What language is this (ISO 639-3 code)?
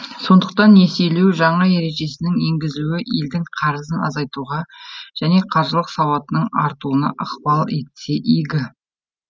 kaz